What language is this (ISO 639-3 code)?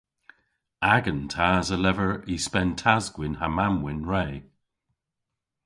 cor